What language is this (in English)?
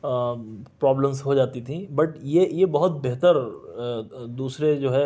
Urdu